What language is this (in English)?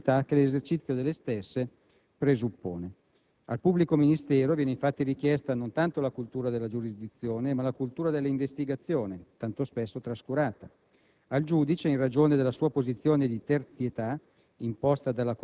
Italian